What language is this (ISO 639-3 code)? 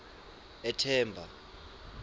ssw